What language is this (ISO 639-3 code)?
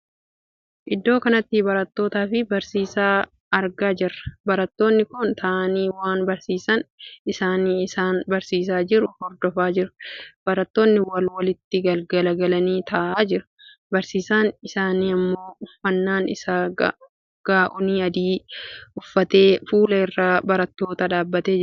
orm